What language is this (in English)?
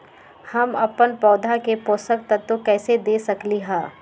Magahi